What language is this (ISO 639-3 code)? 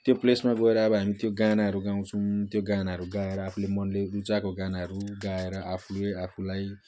nep